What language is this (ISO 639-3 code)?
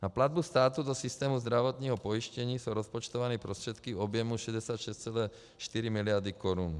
ces